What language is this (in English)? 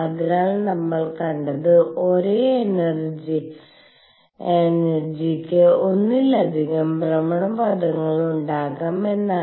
Malayalam